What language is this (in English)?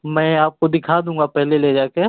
Hindi